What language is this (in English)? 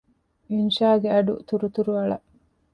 Divehi